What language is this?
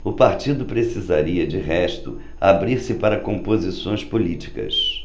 Portuguese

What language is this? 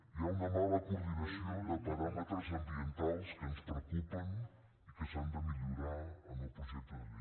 Catalan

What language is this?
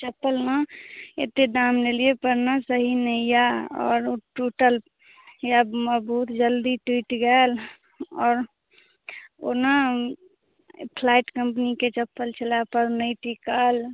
Maithili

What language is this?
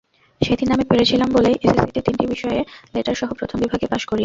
Bangla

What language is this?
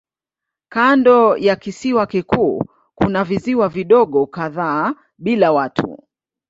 Swahili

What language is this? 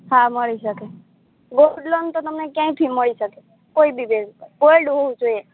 Gujarati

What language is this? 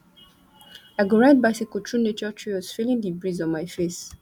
Nigerian Pidgin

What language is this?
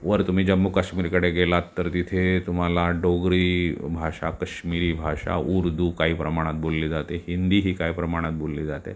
Marathi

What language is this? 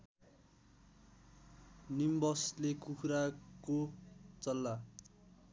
Nepali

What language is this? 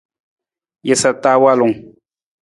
Nawdm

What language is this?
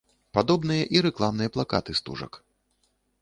Belarusian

